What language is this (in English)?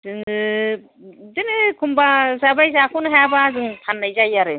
Bodo